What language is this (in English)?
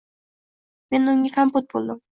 Uzbek